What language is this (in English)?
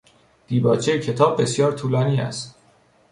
Persian